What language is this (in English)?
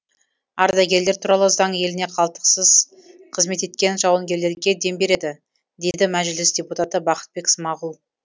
Kazakh